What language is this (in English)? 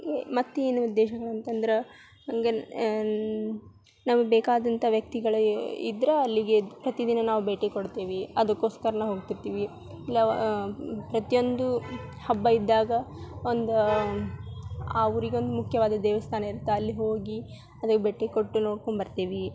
Kannada